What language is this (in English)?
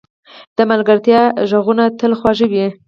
Pashto